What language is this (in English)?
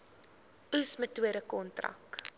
Afrikaans